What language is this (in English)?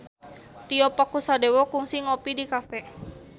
Sundanese